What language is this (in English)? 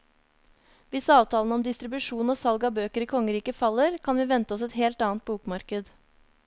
Norwegian